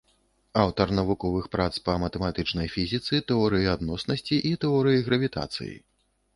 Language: Belarusian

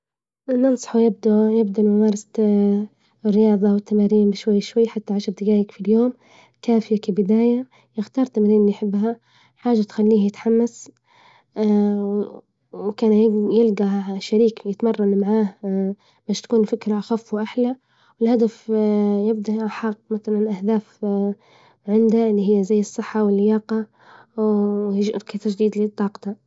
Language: Libyan Arabic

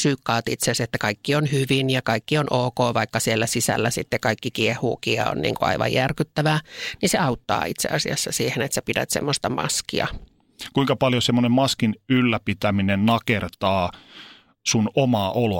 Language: Finnish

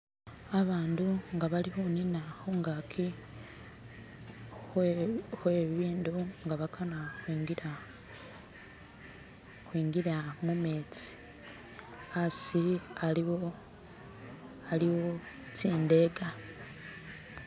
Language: Masaaba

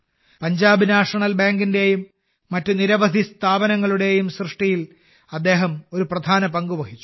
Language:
Malayalam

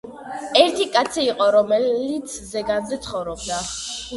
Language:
Georgian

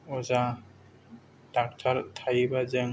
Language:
Bodo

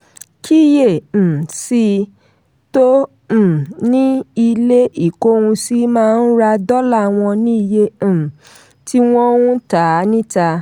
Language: Yoruba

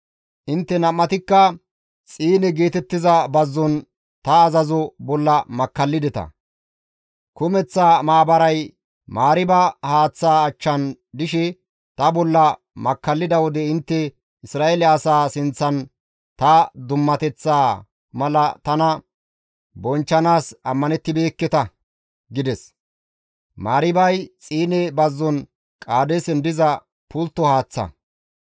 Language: Gamo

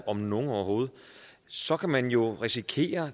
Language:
Danish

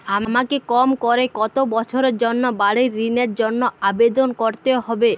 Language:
Bangla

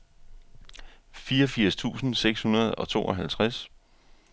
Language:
Danish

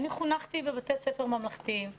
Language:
Hebrew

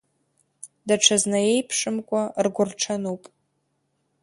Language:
Abkhazian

